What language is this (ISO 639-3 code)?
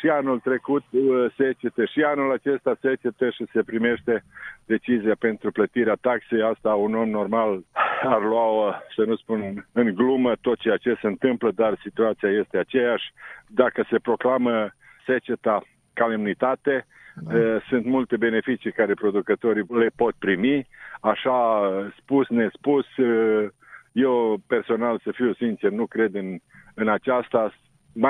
ron